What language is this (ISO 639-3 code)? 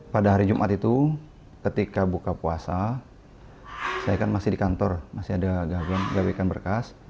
ind